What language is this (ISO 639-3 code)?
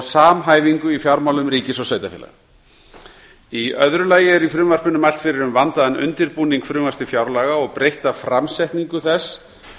isl